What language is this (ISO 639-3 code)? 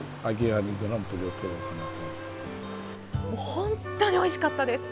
jpn